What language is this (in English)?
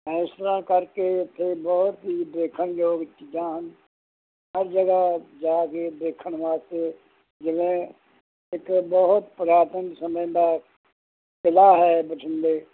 Punjabi